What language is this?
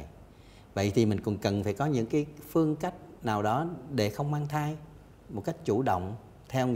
Vietnamese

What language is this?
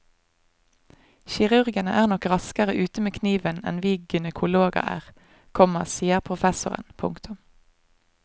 Norwegian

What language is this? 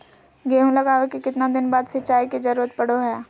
Magahi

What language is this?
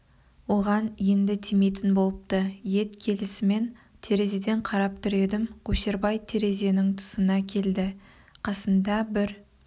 Kazakh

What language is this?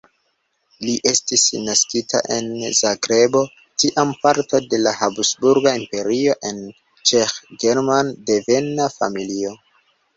Esperanto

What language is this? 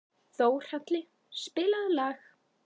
Icelandic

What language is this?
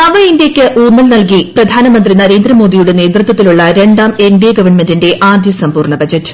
Malayalam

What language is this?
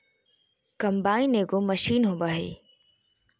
Magahi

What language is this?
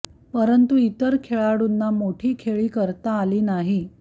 Marathi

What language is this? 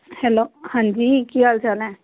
Punjabi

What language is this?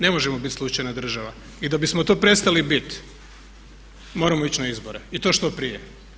Croatian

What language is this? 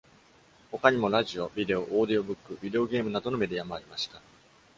Japanese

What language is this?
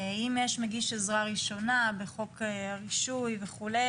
Hebrew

